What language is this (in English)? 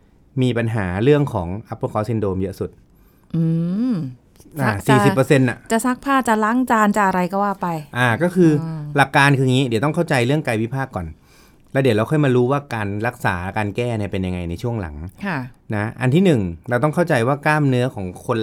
Thai